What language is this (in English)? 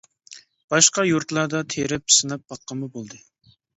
Uyghur